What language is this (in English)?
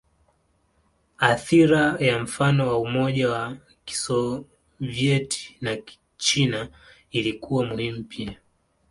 Swahili